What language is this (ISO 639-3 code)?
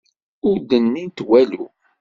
kab